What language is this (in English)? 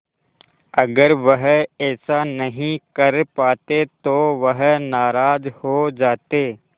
Hindi